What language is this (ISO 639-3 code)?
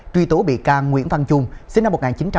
vie